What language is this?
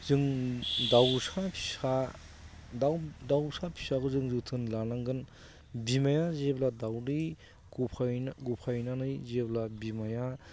Bodo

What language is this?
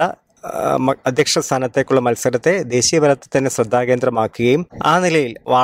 Malayalam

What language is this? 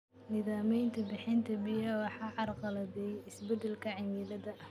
Somali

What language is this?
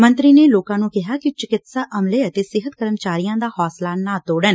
Punjabi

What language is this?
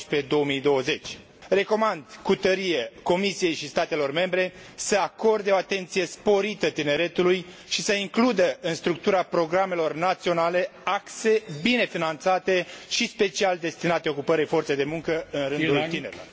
Romanian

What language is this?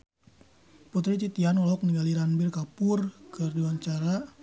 Sundanese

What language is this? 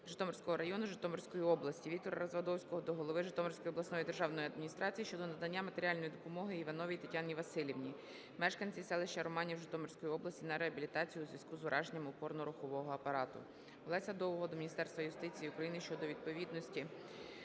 Ukrainian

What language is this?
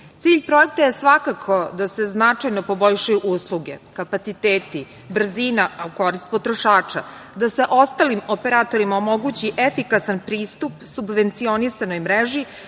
Serbian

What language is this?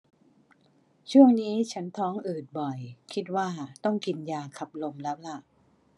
Thai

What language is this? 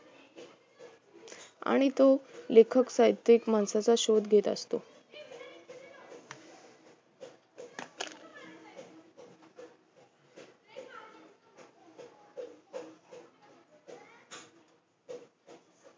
Marathi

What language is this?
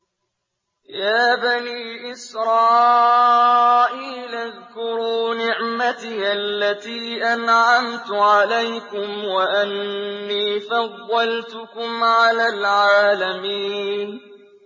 Arabic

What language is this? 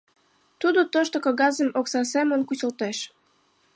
Mari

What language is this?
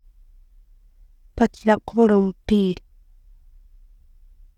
Tooro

